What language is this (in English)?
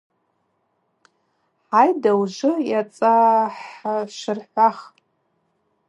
Abaza